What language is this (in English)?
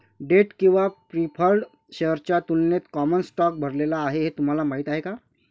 Marathi